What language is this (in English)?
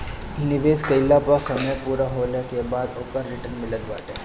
Bhojpuri